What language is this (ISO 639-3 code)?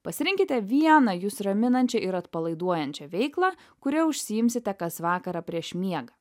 lit